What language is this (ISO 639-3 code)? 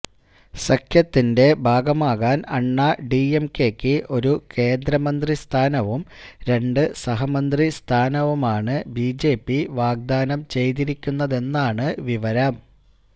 mal